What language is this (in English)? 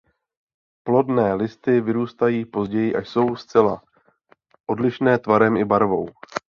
Czech